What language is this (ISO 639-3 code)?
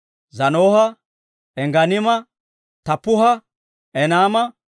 dwr